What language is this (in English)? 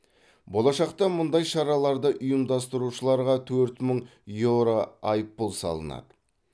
Kazakh